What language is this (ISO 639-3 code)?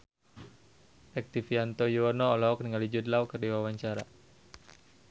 sun